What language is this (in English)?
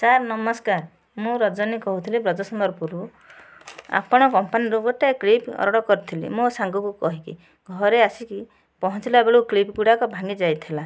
Odia